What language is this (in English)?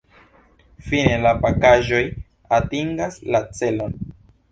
Esperanto